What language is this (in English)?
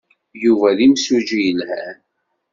Kabyle